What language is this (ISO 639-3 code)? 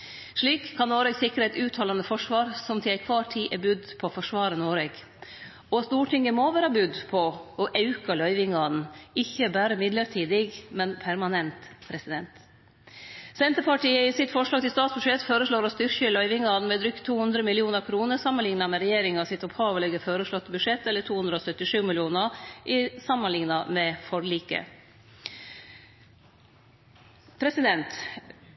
nno